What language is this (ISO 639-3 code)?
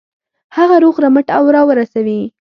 pus